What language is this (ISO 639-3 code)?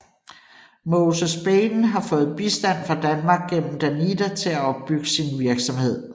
dan